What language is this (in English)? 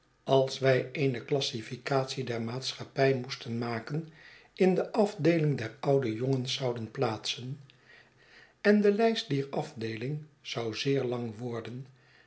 Dutch